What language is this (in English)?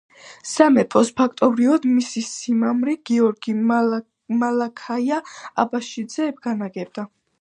Georgian